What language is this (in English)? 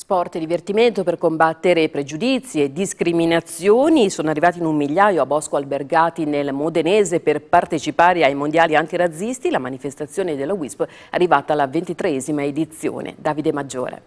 Italian